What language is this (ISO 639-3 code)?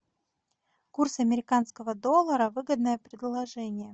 rus